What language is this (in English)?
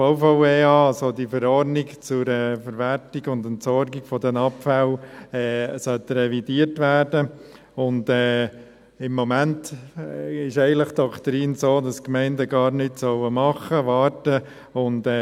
Swiss German